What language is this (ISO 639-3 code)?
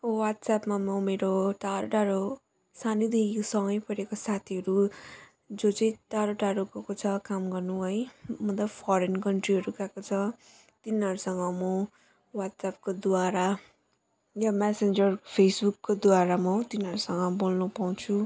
nep